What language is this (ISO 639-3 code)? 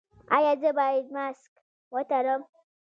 pus